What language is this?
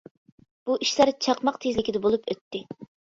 Uyghur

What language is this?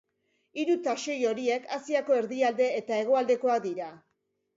Basque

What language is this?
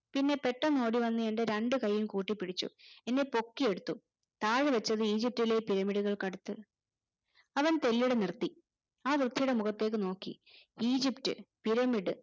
Malayalam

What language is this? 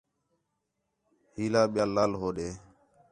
Khetrani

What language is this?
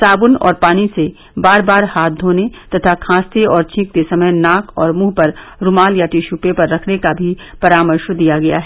Hindi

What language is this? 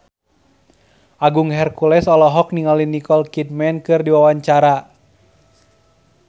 Sundanese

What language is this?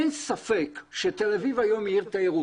Hebrew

